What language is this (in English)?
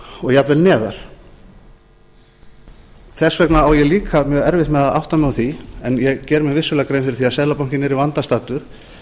Icelandic